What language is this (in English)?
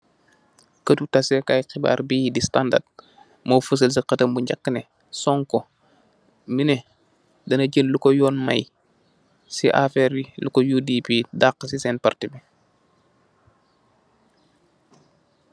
Wolof